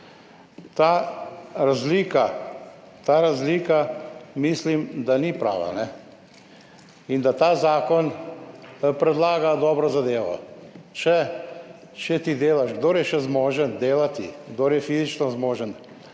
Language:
Slovenian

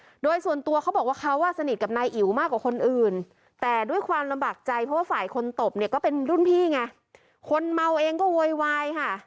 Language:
Thai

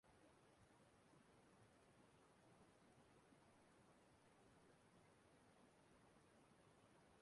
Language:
Igbo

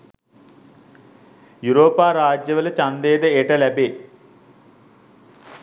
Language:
Sinhala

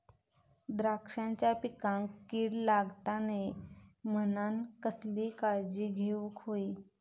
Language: Marathi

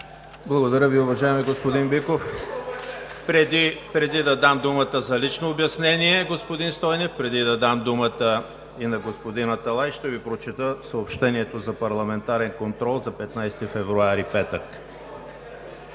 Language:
Bulgarian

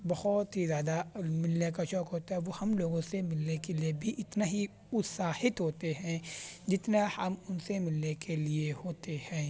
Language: Urdu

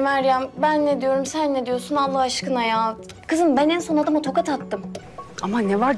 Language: Turkish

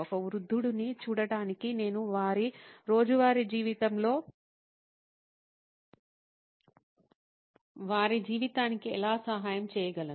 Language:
Telugu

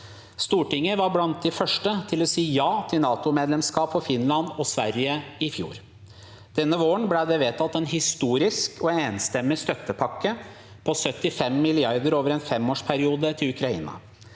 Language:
Norwegian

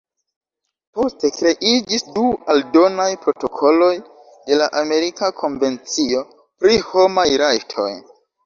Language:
Esperanto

